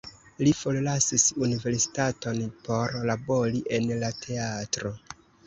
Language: Esperanto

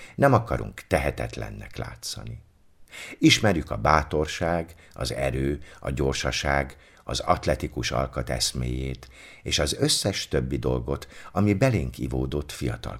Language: Hungarian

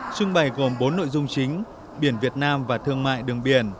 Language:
Vietnamese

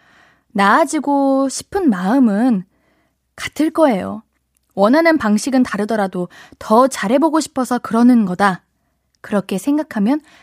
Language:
Korean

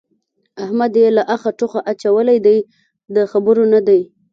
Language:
Pashto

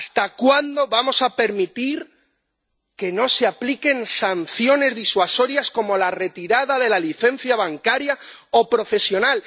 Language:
Spanish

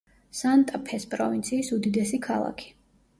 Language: Georgian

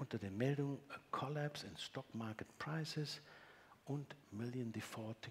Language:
German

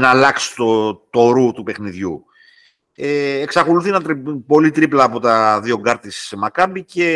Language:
Greek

